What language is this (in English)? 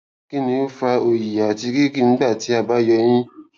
Yoruba